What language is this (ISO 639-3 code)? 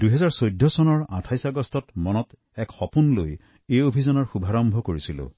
asm